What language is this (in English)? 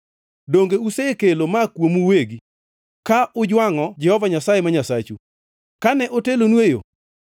Luo (Kenya and Tanzania)